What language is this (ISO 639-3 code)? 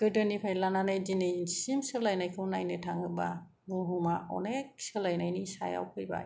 brx